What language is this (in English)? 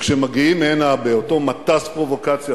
Hebrew